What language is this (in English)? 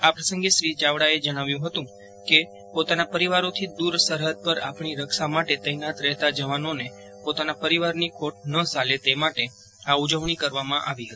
Gujarati